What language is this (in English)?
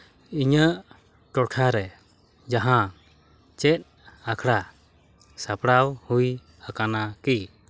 Santali